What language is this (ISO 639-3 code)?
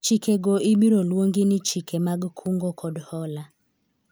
luo